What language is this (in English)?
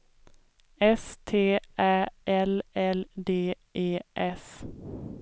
Swedish